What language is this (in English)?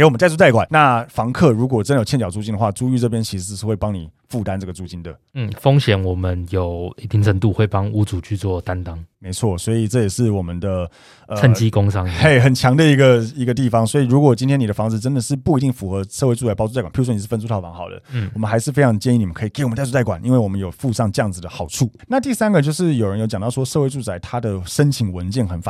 Chinese